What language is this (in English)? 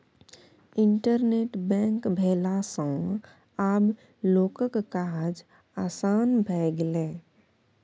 Maithili